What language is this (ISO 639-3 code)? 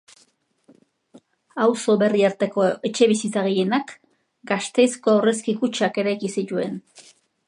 eus